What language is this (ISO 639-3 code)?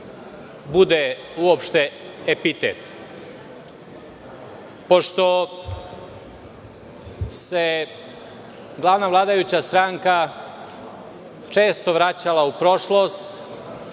srp